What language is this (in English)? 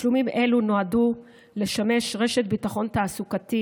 Hebrew